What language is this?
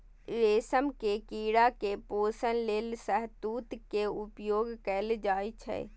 Maithili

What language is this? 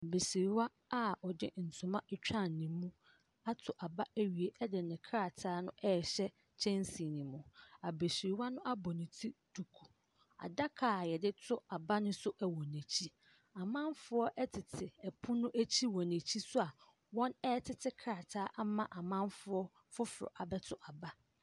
Akan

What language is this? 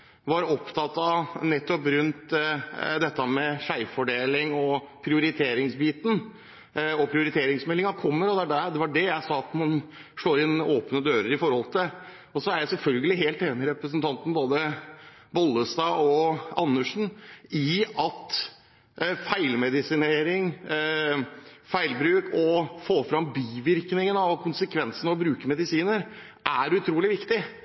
Norwegian Bokmål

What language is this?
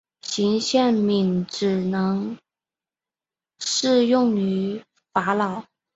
Chinese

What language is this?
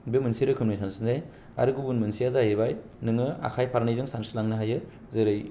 Bodo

